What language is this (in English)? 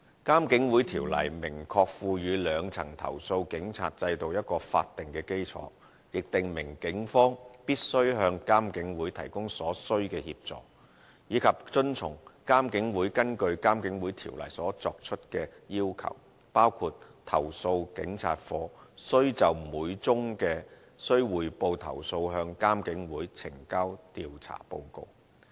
Cantonese